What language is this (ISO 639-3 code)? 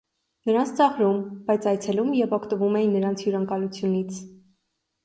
hye